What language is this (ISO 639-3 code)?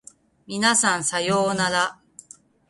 jpn